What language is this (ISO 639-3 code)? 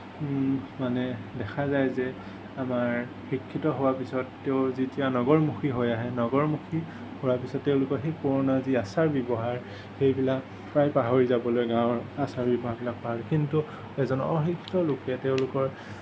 asm